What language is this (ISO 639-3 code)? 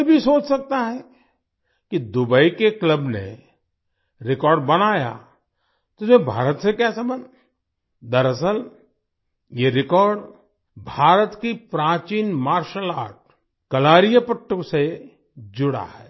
hin